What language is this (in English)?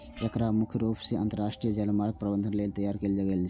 Maithili